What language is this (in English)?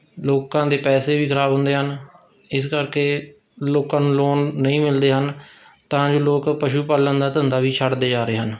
Punjabi